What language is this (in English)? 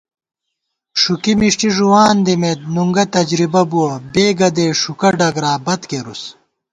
Gawar-Bati